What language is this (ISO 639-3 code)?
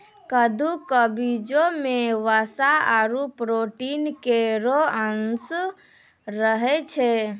mai